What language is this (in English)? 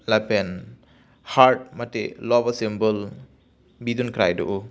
Karbi